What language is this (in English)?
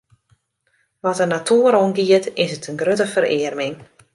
Western Frisian